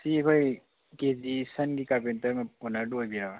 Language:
Manipuri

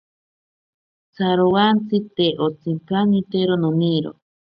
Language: Ashéninka Perené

